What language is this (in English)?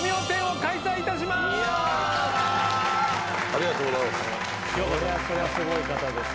Japanese